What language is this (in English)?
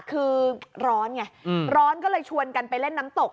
Thai